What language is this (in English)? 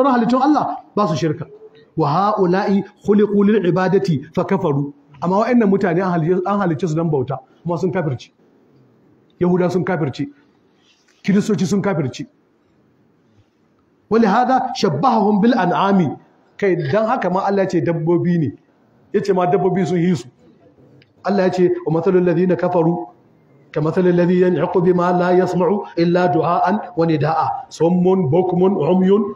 Arabic